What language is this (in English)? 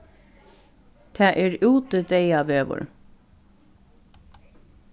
Faroese